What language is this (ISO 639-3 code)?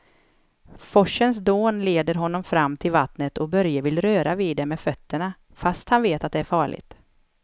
swe